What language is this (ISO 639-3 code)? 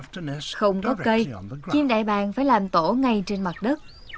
vie